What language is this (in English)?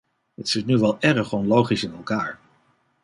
Dutch